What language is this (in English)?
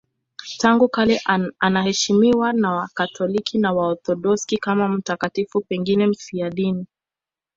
Swahili